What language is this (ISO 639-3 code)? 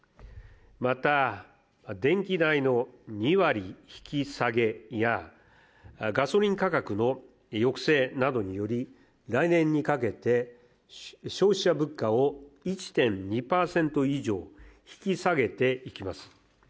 jpn